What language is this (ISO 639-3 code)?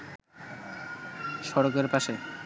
ben